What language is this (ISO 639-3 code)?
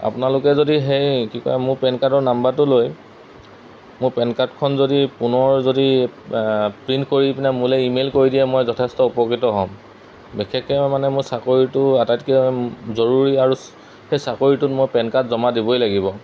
asm